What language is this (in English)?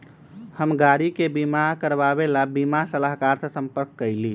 Magahi